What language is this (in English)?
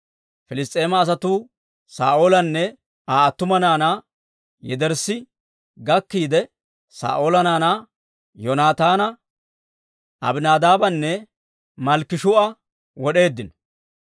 Dawro